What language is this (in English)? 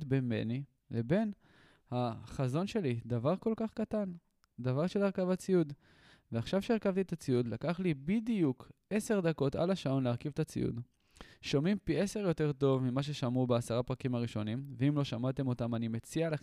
Hebrew